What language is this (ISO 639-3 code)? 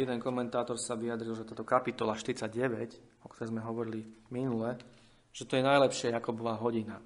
slk